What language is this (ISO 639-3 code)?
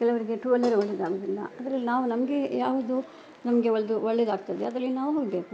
kan